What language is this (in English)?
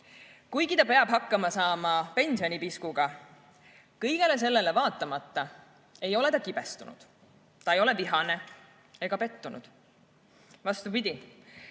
Estonian